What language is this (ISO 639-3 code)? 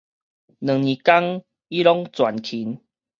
nan